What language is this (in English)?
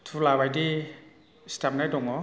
Bodo